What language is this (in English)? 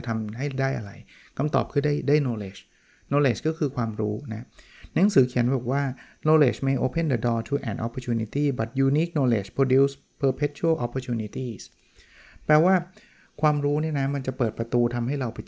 Thai